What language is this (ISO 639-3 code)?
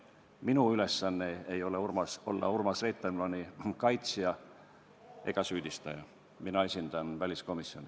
est